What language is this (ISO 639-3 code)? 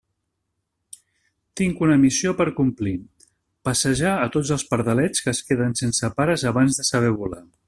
cat